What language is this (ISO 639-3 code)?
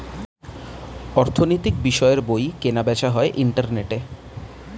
ben